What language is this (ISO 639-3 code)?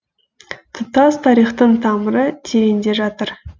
kaz